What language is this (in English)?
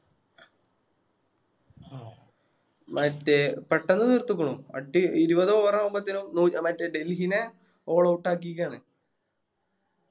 Malayalam